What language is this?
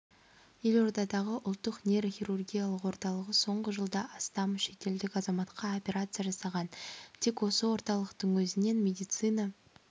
Kazakh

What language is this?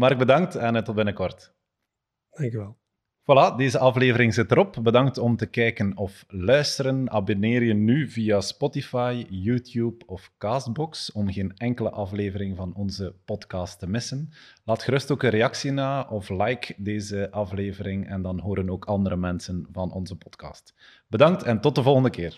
Dutch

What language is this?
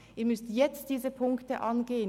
Swiss German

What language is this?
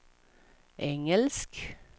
Swedish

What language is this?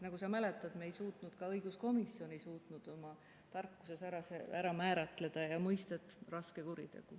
Estonian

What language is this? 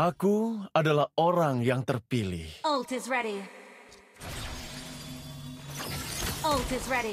Indonesian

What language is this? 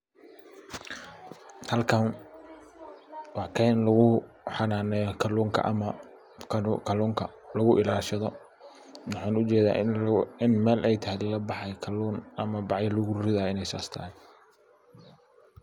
Somali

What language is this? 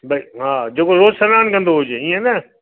Sindhi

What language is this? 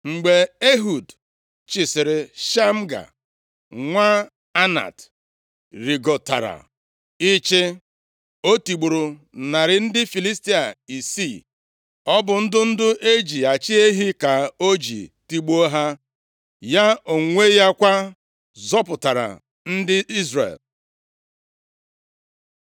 Igbo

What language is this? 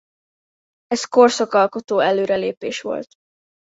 Hungarian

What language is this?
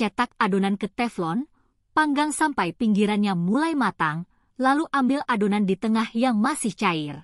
Indonesian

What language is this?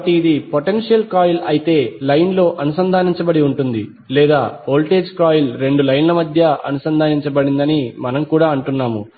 Telugu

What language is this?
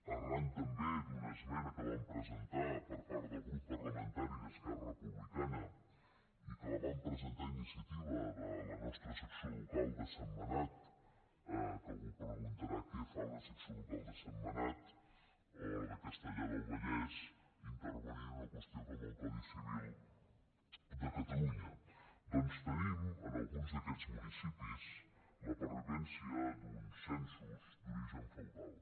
Catalan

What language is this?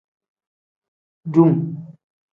Tem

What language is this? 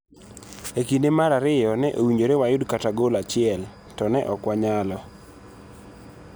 Luo (Kenya and Tanzania)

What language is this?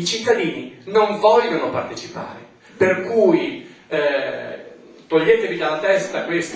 Italian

